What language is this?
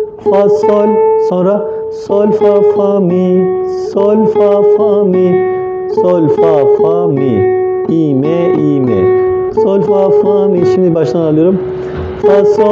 Turkish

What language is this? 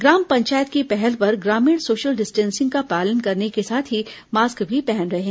Hindi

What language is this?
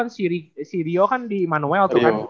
Indonesian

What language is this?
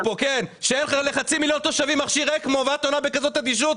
Hebrew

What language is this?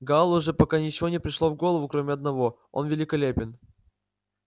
Russian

